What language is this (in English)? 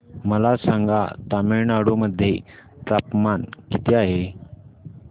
Marathi